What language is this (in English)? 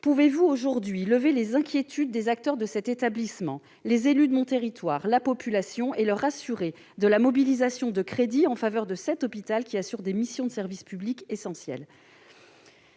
French